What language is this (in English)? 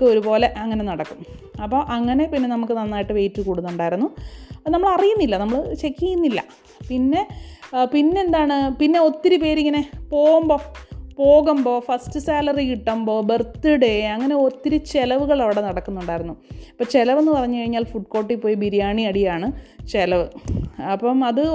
Malayalam